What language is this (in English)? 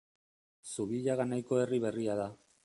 Basque